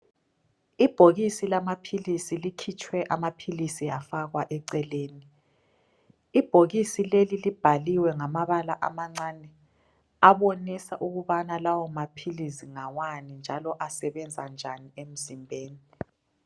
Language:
North Ndebele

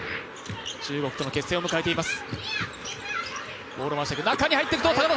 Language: Japanese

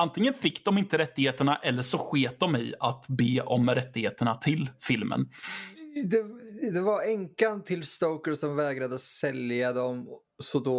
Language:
Swedish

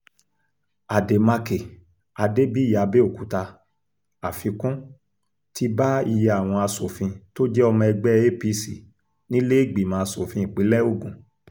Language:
Yoruba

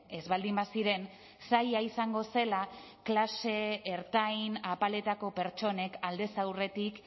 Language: Basque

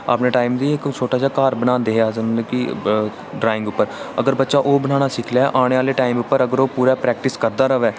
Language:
Dogri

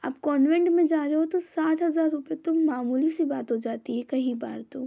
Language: Hindi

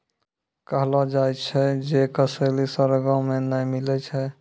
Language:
Maithili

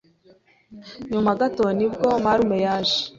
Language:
Kinyarwanda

